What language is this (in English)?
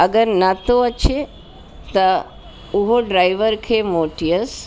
Sindhi